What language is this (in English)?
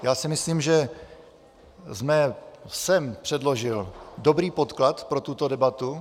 Czech